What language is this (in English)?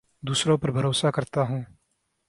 Urdu